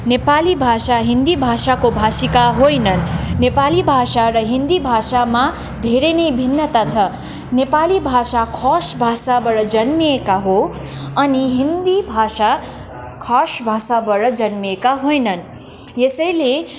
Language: Nepali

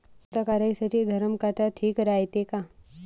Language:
Marathi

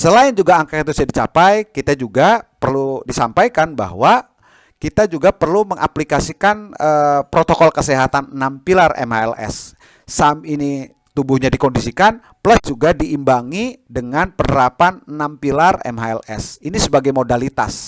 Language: Indonesian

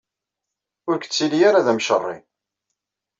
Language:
Kabyle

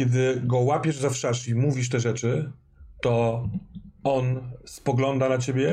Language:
Polish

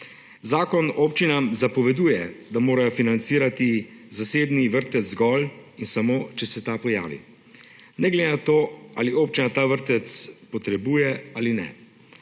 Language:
Slovenian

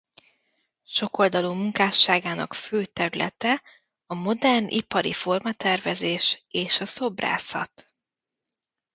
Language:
Hungarian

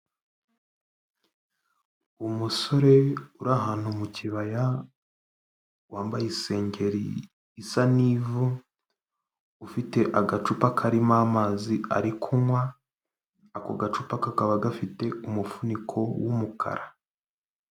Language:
Kinyarwanda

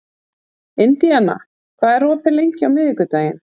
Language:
Icelandic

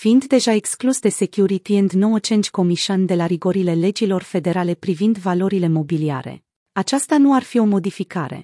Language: Romanian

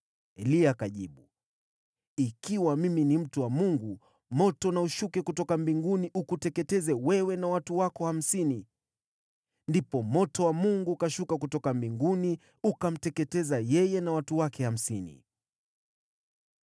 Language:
Swahili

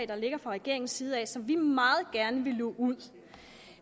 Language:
Danish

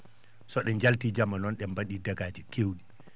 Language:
Fula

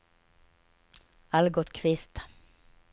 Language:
Swedish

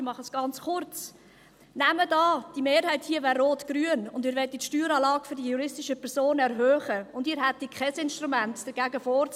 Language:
Swiss German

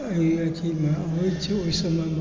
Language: Maithili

